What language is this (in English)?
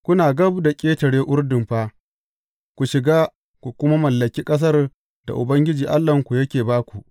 Hausa